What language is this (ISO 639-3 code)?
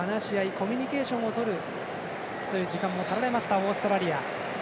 jpn